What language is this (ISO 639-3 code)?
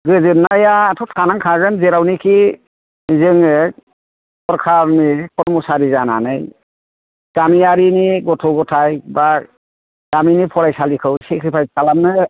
brx